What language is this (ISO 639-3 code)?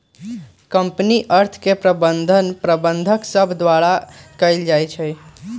mag